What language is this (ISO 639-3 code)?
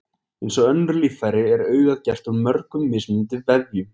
isl